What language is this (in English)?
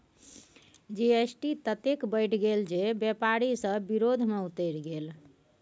Maithili